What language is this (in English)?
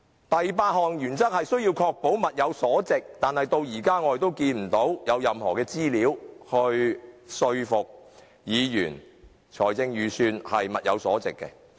Cantonese